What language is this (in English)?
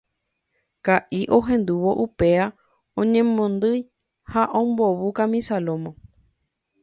Guarani